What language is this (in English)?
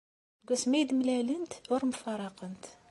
Kabyle